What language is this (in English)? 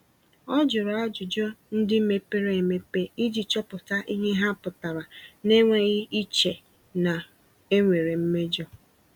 Igbo